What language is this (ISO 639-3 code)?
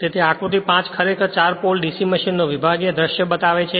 guj